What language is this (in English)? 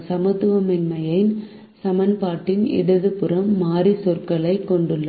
Tamil